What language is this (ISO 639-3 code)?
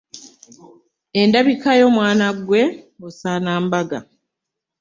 lug